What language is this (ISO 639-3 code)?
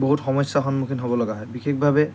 asm